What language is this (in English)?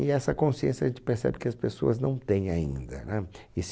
Portuguese